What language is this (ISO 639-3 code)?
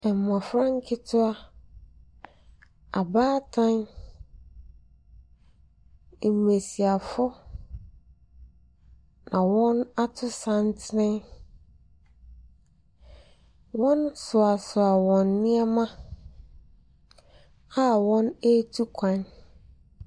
aka